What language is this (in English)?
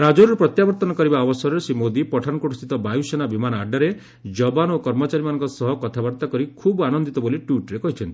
Odia